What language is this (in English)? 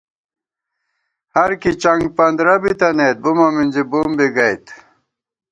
Gawar-Bati